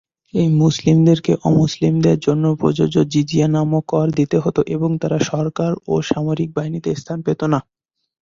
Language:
Bangla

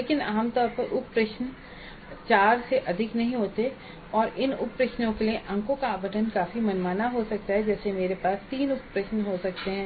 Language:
Hindi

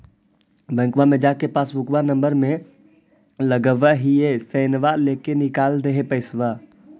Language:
Magahi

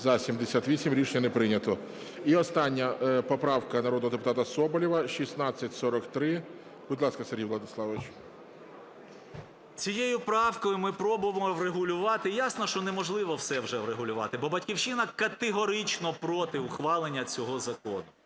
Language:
Ukrainian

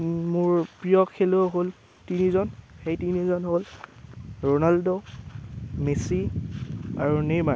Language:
Assamese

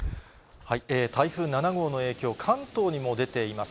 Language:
Japanese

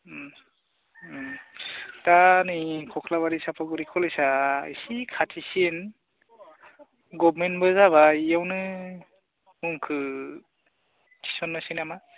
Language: Bodo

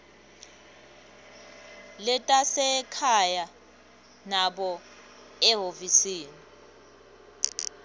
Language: Swati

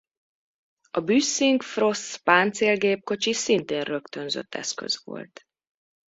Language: Hungarian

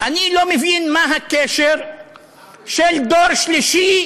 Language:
Hebrew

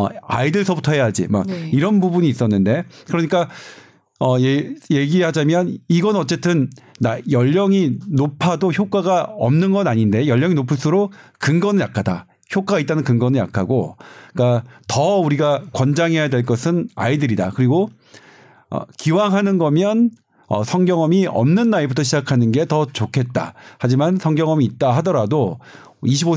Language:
Korean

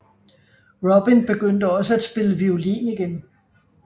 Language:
Danish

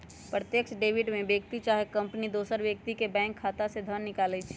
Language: Magahi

